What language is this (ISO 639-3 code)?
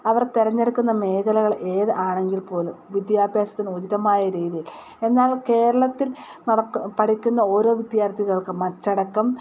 mal